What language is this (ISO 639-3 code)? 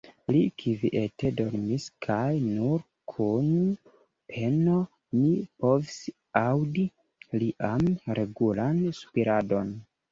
epo